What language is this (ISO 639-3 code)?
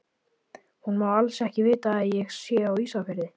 isl